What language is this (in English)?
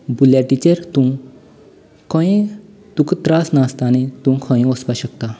Konkani